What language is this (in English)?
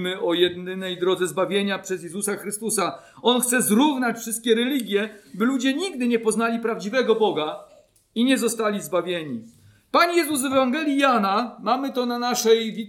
Polish